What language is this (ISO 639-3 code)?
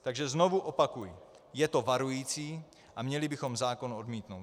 ces